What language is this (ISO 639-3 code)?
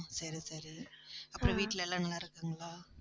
tam